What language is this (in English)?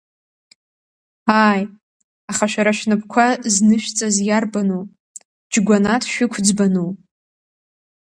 Abkhazian